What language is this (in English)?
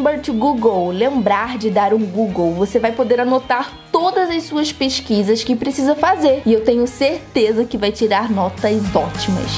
Portuguese